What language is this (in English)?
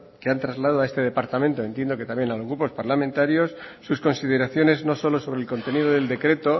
Spanish